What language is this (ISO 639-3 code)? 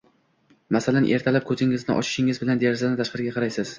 uzb